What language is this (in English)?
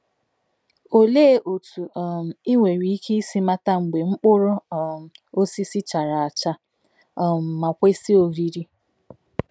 Igbo